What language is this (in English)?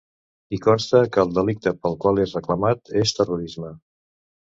Catalan